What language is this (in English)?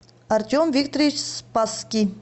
Russian